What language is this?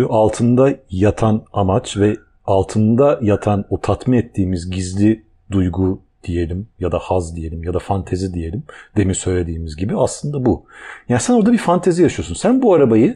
Turkish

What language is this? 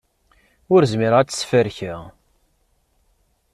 Kabyle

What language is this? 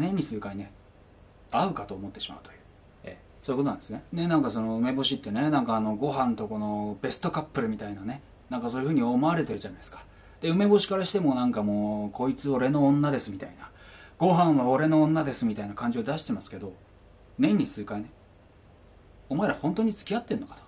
Japanese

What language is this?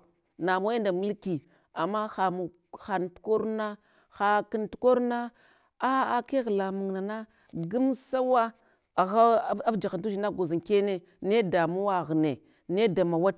Hwana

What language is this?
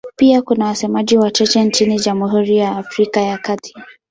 Swahili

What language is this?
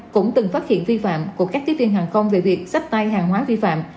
Vietnamese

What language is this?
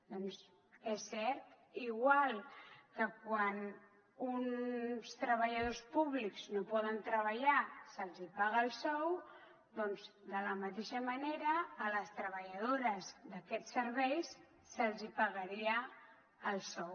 Catalan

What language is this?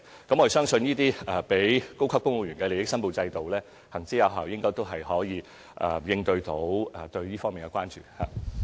Cantonese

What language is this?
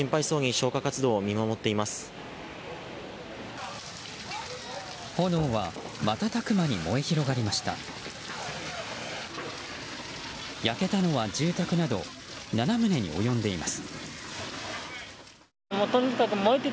Japanese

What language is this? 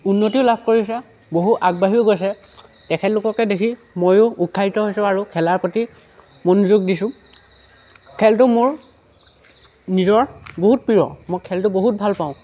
Assamese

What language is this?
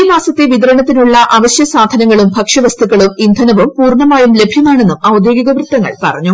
Malayalam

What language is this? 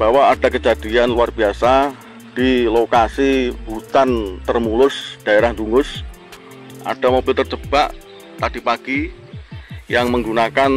Indonesian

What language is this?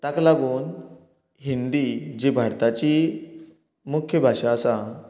Konkani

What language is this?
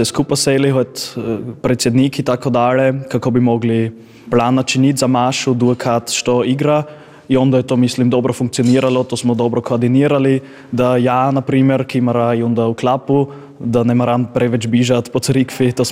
Croatian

